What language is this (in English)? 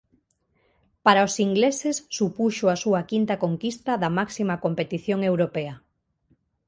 Galician